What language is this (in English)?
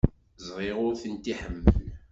Kabyle